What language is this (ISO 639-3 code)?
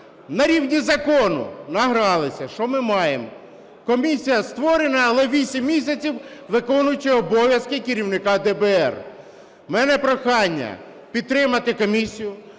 ukr